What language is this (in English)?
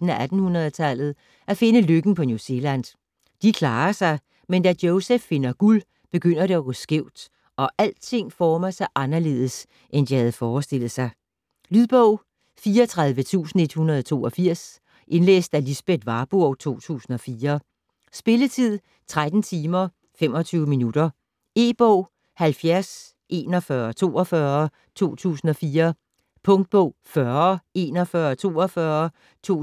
Danish